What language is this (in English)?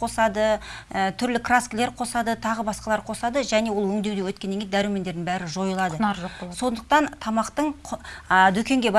Turkish